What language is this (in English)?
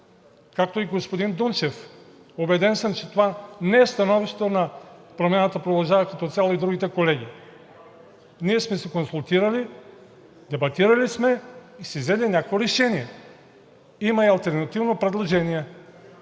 Bulgarian